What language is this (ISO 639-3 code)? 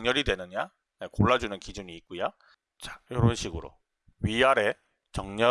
kor